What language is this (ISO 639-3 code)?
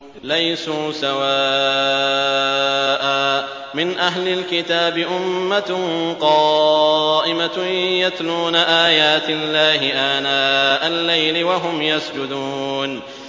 ara